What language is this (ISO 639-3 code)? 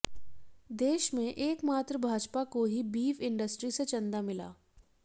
hin